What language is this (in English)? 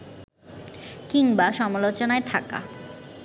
Bangla